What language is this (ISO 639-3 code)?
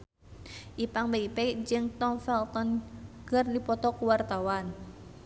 sun